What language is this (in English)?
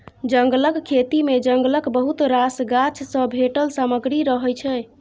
Maithili